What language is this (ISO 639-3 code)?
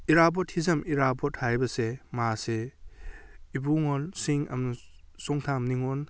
mni